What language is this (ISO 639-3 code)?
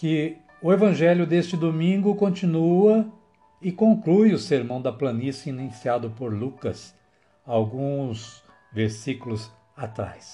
por